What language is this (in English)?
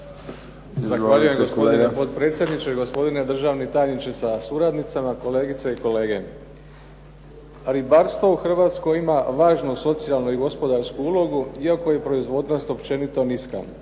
Croatian